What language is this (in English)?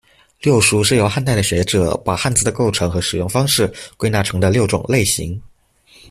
Chinese